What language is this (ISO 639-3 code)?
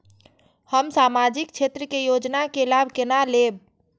mai